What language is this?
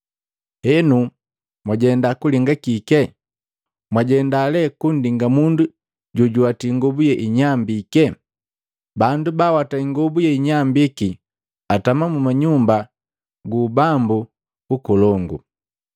Matengo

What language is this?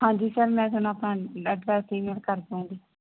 Punjabi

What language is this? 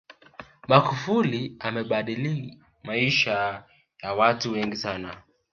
Swahili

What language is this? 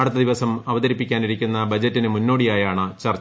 Malayalam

